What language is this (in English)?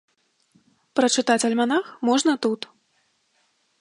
Belarusian